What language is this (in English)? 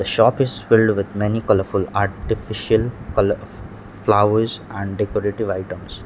English